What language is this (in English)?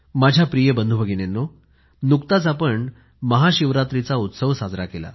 Marathi